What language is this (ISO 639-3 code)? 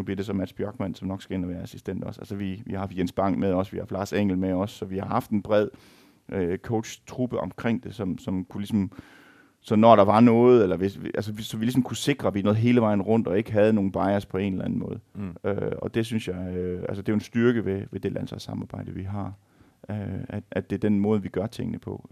dan